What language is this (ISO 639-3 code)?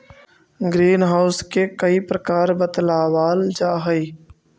mag